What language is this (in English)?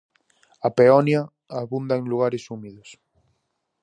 Galician